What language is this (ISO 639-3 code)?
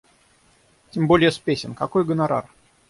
rus